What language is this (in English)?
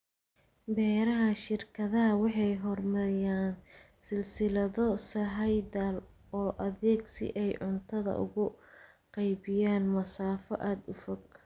Somali